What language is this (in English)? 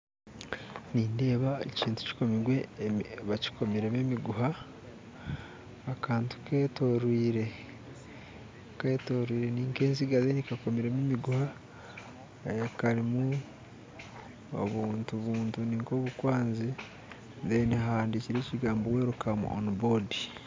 Nyankole